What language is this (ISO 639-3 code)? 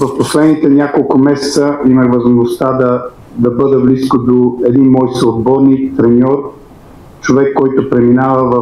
bul